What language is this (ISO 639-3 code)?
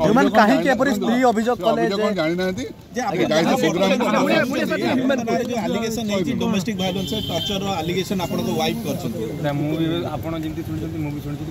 ara